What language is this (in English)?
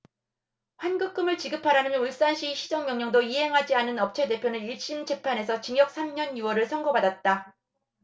Korean